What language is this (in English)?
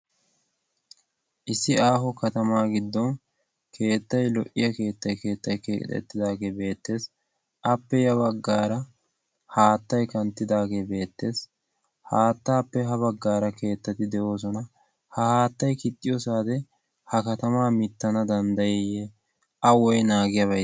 Wolaytta